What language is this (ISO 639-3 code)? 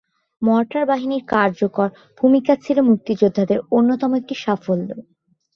ben